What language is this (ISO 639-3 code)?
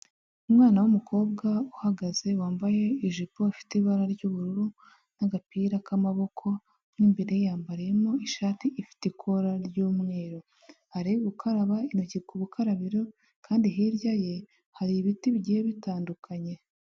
kin